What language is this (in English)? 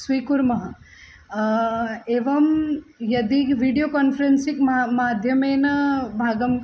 Sanskrit